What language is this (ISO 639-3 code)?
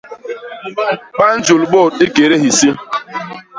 bas